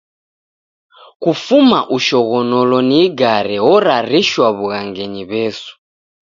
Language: Taita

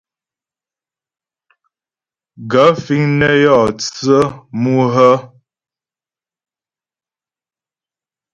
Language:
Ghomala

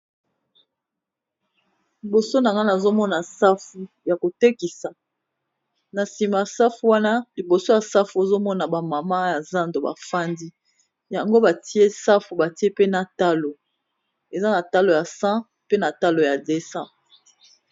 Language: Lingala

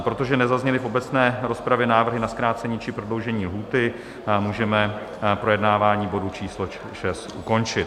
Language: Czech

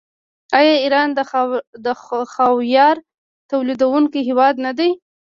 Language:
Pashto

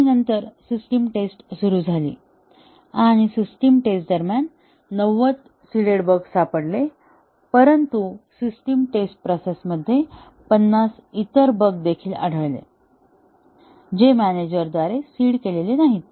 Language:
Marathi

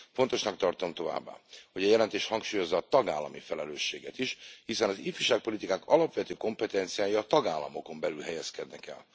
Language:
Hungarian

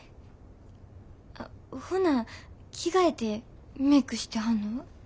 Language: Japanese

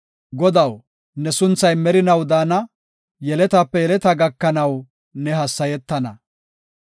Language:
Gofa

